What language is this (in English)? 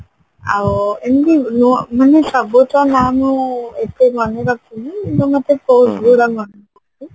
Odia